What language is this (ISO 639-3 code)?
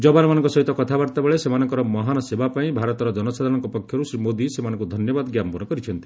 ori